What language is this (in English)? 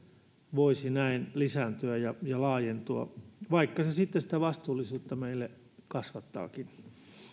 Finnish